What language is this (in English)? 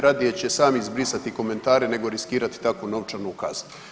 Croatian